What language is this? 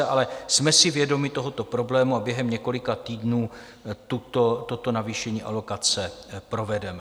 Czech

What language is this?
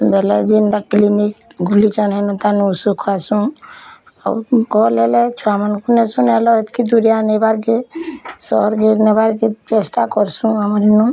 Odia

